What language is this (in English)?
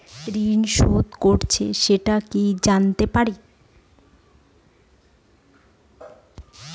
Bangla